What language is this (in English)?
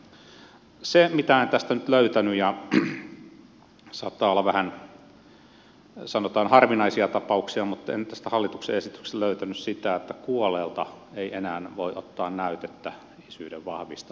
Finnish